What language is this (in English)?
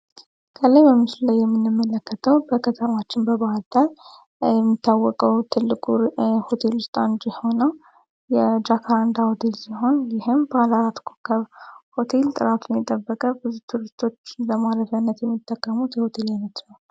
Amharic